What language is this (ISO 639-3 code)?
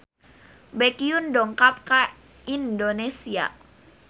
sun